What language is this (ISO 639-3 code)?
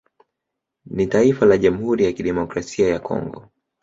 swa